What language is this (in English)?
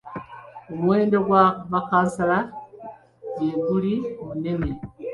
Ganda